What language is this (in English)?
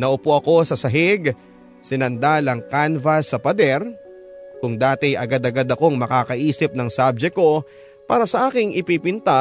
Filipino